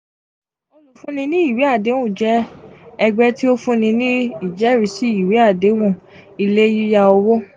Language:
Yoruba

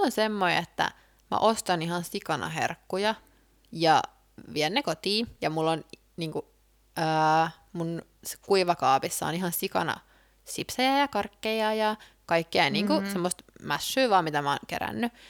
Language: Finnish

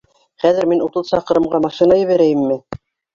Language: Bashkir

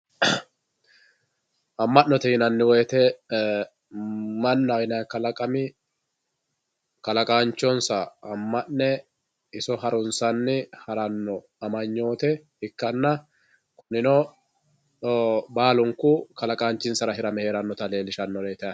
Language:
Sidamo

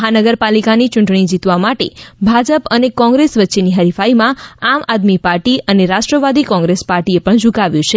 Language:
Gujarati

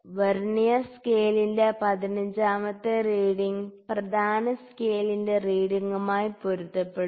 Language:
Malayalam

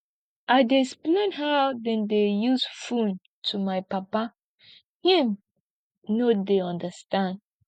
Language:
Nigerian Pidgin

